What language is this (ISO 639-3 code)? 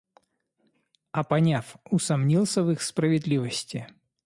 rus